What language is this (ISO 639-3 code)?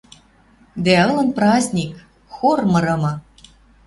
mrj